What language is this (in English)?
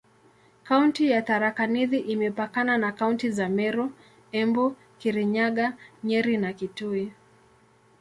Swahili